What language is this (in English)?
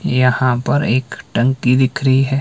Hindi